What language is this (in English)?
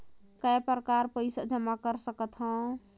Chhattisgarhi